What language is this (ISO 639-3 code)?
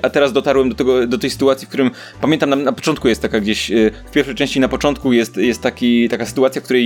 pol